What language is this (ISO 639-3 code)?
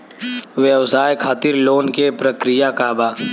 bho